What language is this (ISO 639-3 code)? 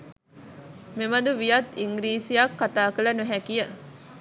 sin